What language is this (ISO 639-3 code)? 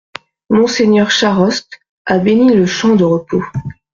fra